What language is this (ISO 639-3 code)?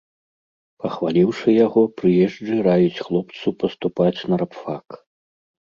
bel